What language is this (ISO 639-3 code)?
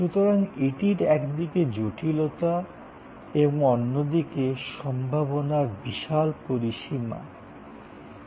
ben